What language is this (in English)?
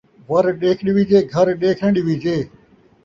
Saraiki